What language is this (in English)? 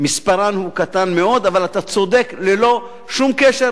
Hebrew